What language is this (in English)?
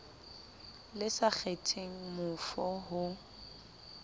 Southern Sotho